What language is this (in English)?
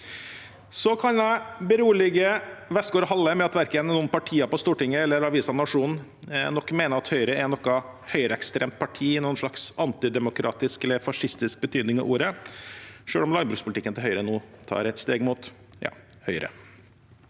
Norwegian